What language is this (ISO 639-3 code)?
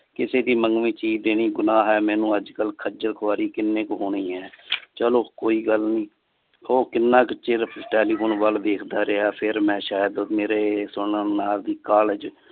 pan